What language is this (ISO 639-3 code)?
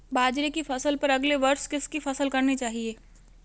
hin